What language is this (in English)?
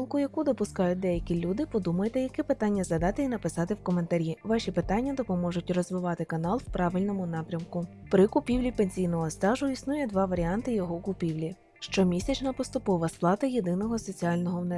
Ukrainian